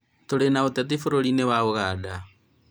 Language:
Kikuyu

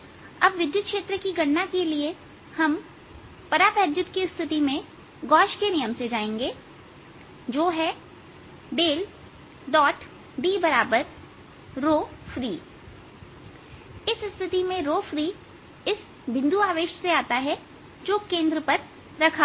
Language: Hindi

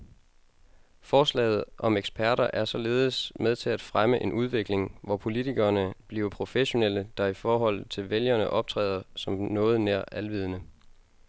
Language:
Danish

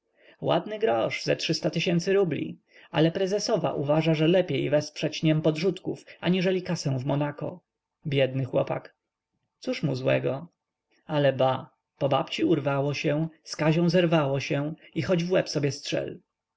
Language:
Polish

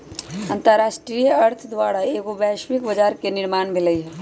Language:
Magahi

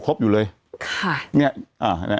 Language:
Thai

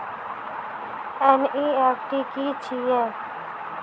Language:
Maithili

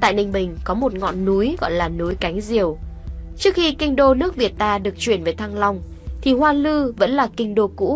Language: Vietnamese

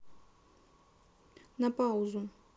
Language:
Russian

